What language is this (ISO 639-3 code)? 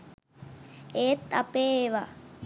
sin